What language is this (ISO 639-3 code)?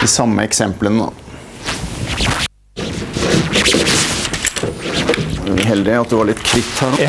nor